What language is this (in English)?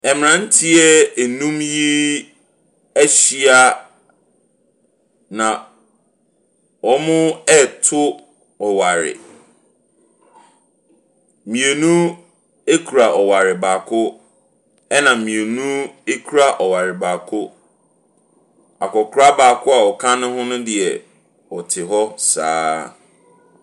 Akan